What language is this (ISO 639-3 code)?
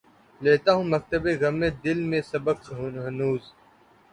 urd